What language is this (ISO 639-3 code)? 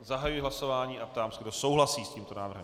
ces